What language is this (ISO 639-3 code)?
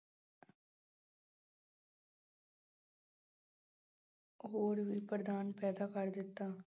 pan